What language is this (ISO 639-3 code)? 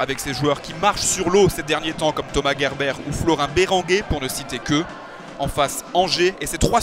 fra